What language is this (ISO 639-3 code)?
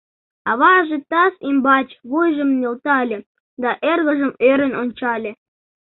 chm